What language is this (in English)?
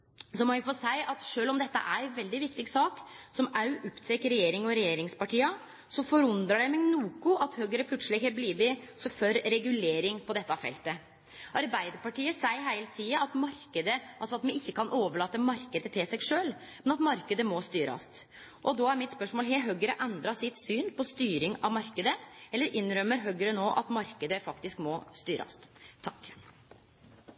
Norwegian Nynorsk